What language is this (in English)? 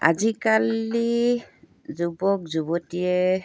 Assamese